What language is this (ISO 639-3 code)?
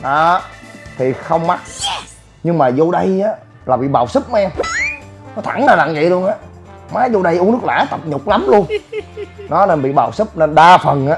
vie